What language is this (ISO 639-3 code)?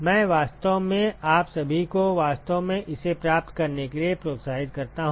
hin